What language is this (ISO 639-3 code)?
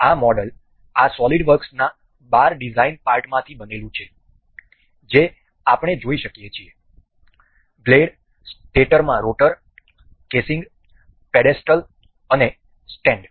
guj